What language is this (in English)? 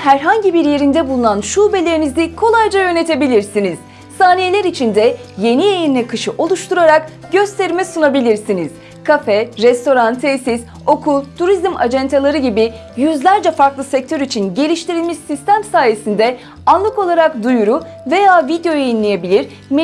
Turkish